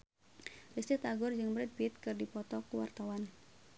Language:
Sundanese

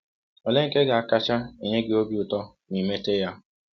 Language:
Igbo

